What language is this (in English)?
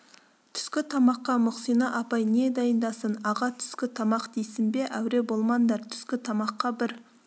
Kazakh